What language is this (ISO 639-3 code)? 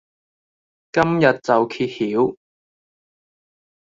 yue